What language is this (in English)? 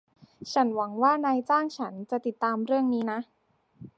Thai